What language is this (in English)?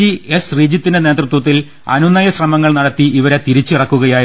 Malayalam